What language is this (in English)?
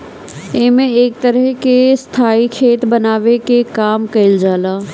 Bhojpuri